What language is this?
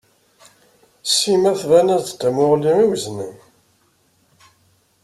Kabyle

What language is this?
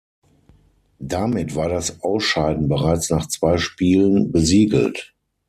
German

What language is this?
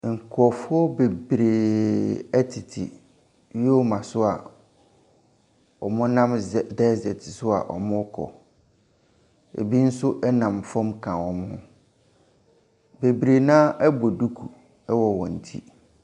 Akan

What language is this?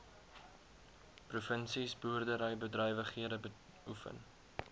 Afrikaans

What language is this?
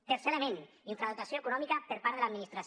Catalan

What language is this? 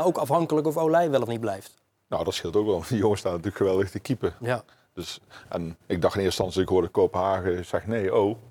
Dutch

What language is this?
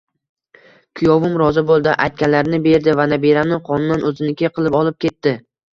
Uzbek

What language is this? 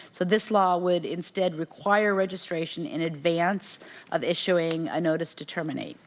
English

